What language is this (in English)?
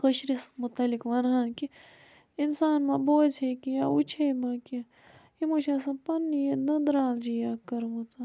Kashmiri